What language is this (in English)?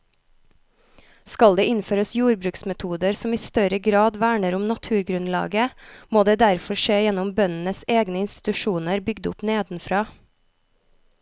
Norwegian